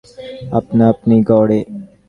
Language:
Bangla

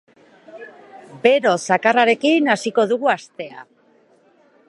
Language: Basque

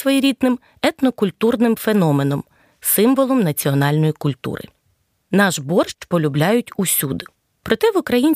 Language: Ukrainian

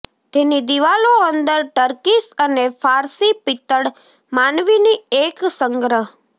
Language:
Gujarati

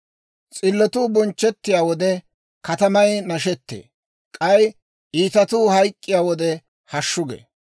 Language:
Dawro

